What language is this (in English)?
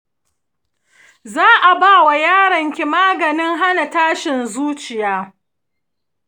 Hausa